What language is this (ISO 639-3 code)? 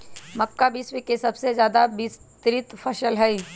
mag